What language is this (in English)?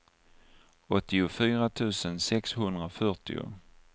Swedish